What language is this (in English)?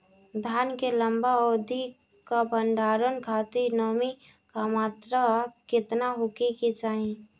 Bhojpuri